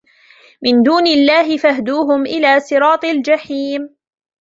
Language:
Arabic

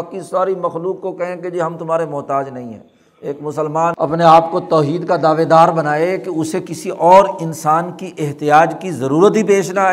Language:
Urdu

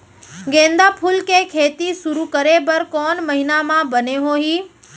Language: Chhattisgarhi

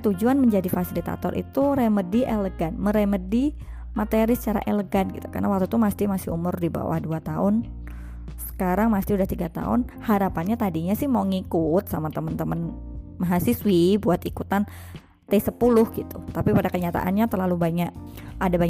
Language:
Indonesian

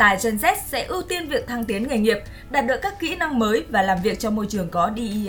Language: Vietnamese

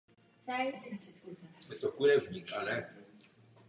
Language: Czech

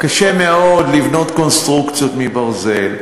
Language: Hebrew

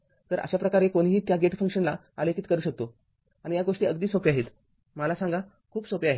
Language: Marathi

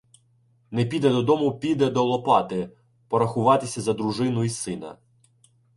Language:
Ukrainian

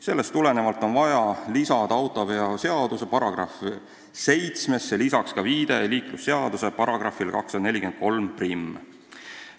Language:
Estonian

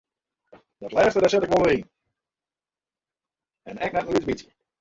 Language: Western Frisian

